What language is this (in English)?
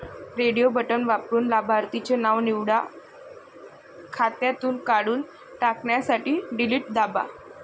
Marathi